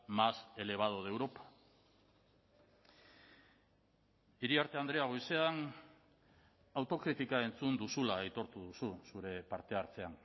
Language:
Basque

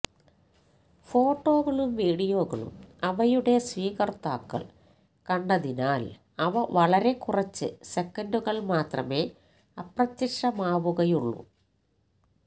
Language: Malayalam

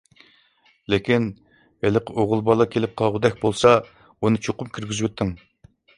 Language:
Uyghur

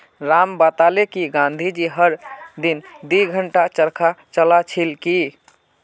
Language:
Magahi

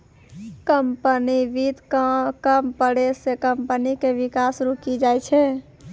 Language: Maithili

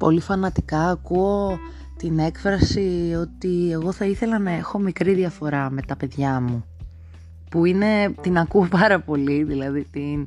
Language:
Greek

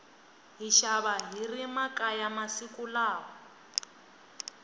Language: Tsonga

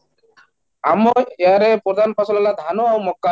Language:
Odia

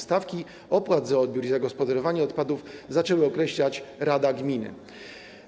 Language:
Polish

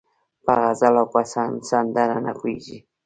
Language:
Pashto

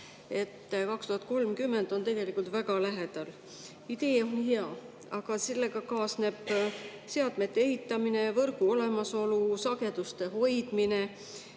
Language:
Estonian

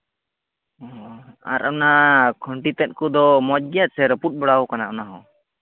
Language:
Santali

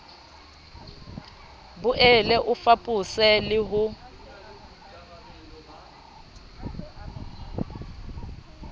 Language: Southern Sotho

